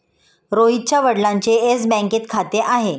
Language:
Marathi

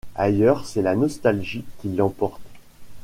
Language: French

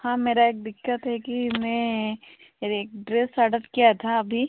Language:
Hindi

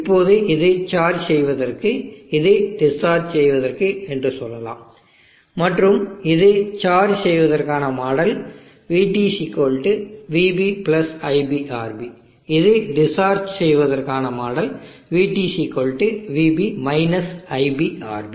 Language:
Tamil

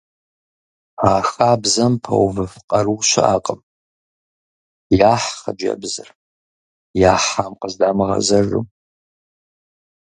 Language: Kabardian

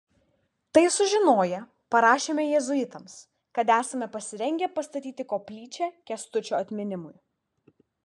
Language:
Lithuanian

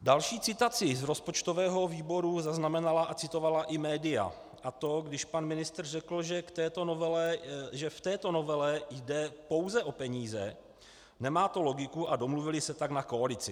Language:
Czech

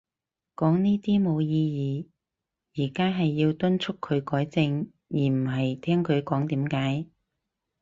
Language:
Cantonese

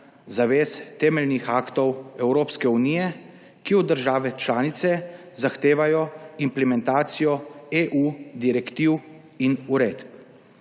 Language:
Slovenian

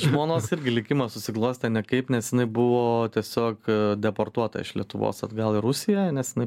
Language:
Lithuanian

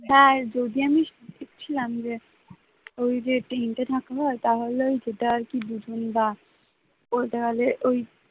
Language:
Bangla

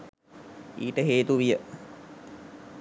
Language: Sinhala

